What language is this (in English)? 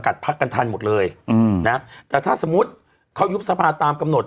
Thai